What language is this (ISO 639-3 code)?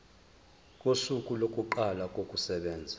zul